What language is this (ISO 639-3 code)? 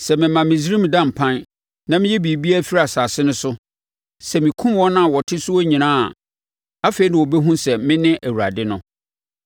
aka